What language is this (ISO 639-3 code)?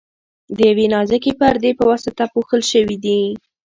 pus